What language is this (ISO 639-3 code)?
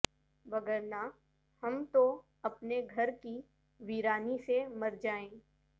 urd